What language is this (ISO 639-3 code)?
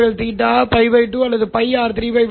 tam